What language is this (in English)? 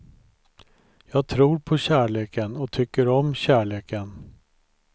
Swedish